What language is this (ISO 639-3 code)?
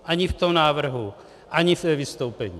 ces